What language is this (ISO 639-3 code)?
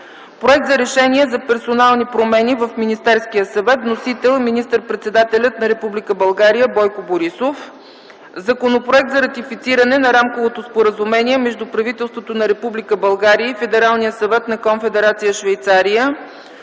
bul